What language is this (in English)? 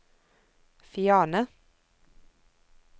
Norwegian